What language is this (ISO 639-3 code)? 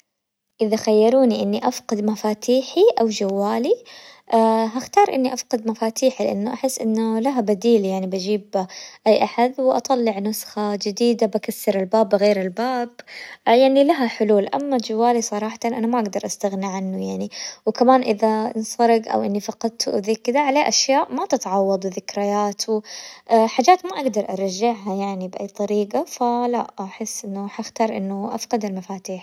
acw